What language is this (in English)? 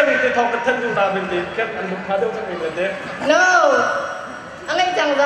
Vietnamese